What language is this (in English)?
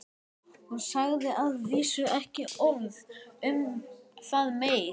Icelandic